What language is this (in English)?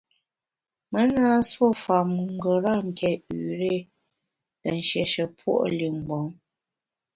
Bamun